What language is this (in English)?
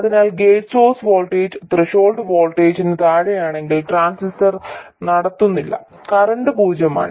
Malayalam